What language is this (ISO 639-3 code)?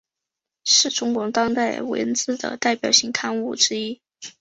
zho